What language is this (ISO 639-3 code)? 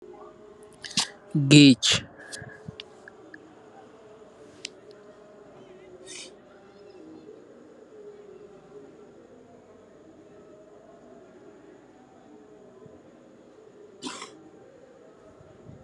wol